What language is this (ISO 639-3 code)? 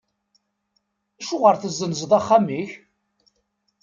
kab